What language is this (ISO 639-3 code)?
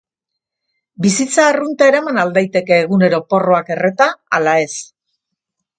eus